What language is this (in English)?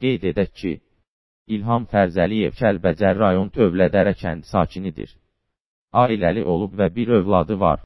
Turkish